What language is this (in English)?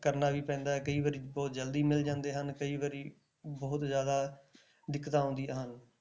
Punjabi